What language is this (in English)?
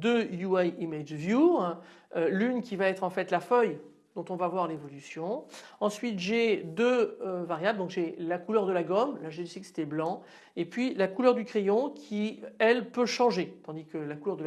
French